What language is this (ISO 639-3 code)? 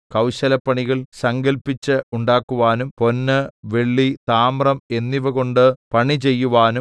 mal